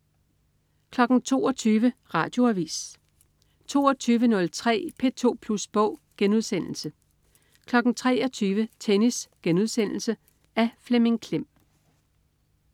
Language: Danish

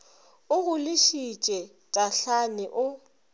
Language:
Northern Sotho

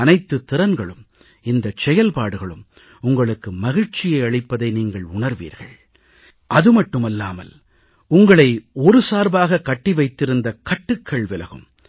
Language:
Tamil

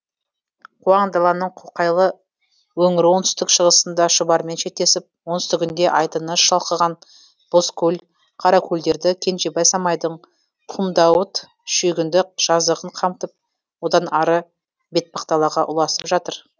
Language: Kazakh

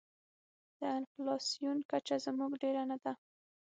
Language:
Pashto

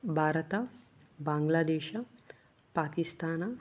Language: Kannada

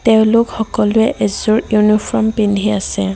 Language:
Assamese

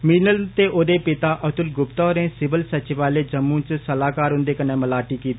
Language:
Dogri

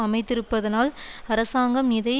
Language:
Tamil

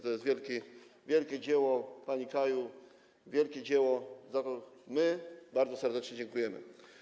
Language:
Polish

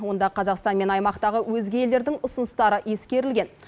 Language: Kazakh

